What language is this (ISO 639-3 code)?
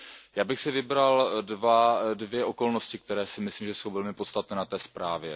ces